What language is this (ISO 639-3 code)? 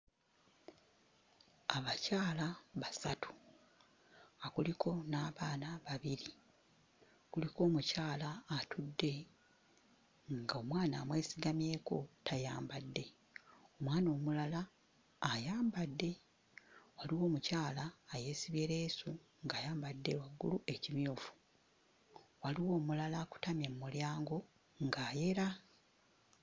lug